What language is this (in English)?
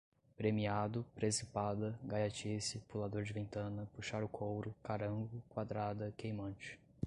Portuguese